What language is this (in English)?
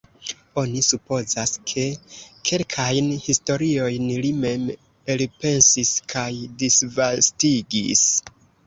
Esperanto